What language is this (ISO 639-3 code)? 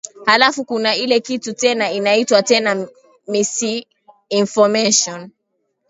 swa